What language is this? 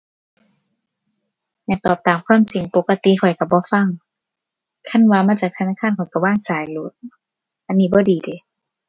Thai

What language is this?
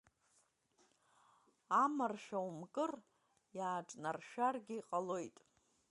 Abkhazian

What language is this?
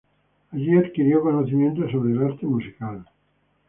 Spanish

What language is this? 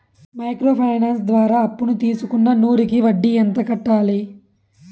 Telugu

